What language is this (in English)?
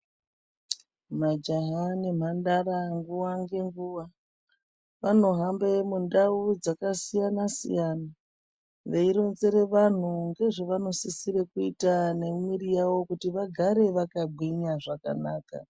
Ndau